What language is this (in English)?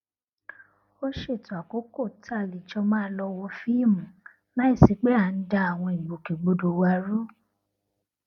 Yoruba